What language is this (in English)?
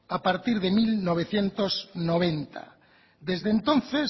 Spanish